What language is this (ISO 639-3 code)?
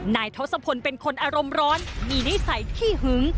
tha